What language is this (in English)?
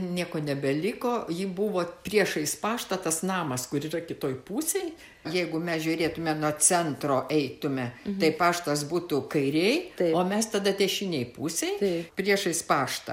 Lithuanian